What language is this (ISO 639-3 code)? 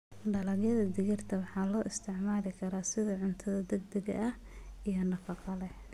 som